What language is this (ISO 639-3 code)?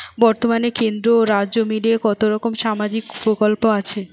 ben